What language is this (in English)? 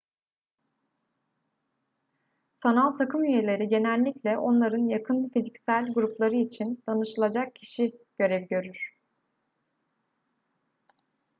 Turkish